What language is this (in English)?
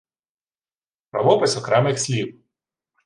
Ukrainian